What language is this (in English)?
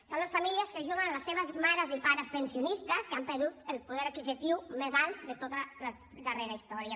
Catalan